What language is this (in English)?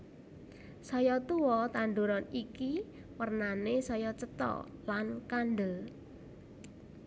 Javanese